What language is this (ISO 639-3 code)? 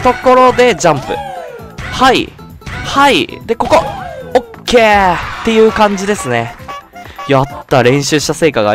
jpn